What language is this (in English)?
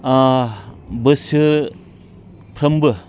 Bodo